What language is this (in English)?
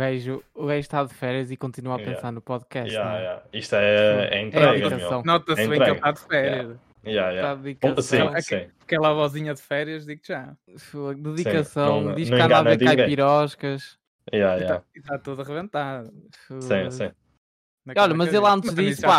Portuguese